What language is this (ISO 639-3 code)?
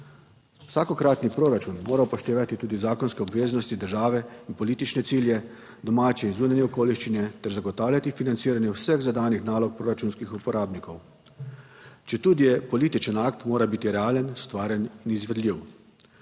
slv